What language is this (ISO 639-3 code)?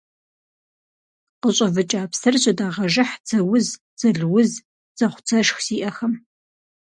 kbd